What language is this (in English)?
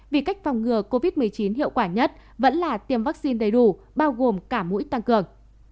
Vietnamese